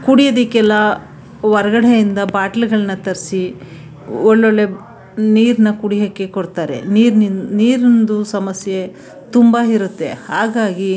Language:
Kannada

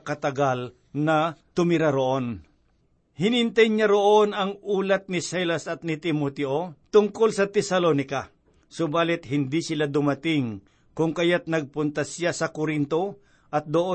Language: Filipino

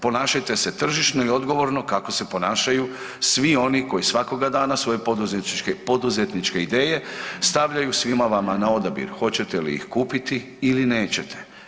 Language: Croatian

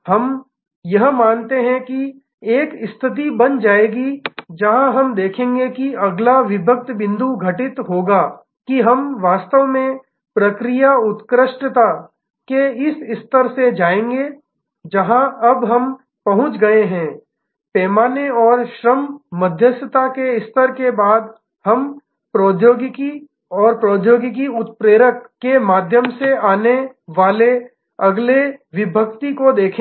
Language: Hindi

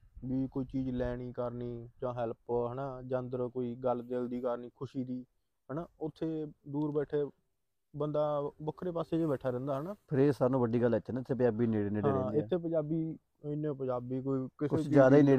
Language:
Punjabi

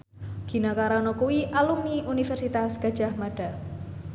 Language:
Javanese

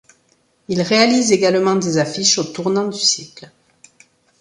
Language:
French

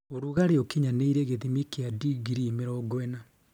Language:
Kikuyu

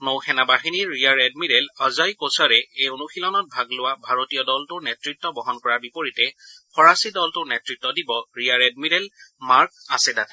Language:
Assamese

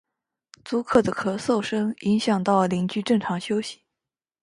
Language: Chinese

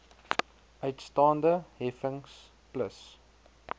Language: Afrikaans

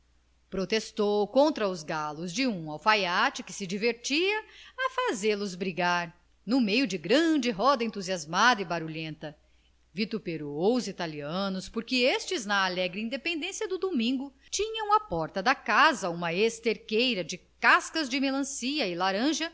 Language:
Portuguese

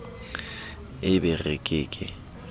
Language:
Southern Sotho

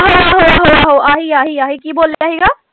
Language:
Punjabi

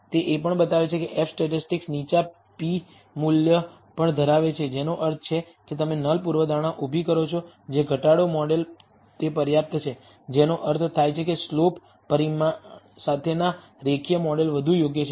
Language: Gujarati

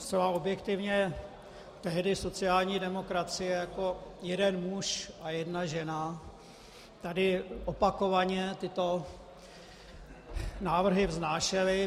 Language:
Czech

